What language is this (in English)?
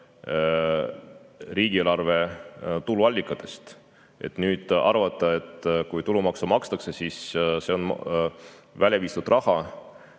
Estonian